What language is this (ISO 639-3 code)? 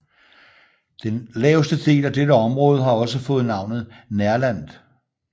dan